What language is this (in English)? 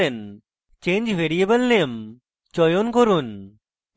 Bangla